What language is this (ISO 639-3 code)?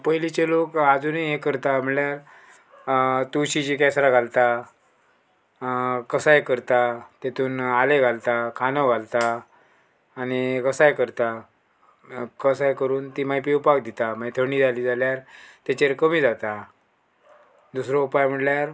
kok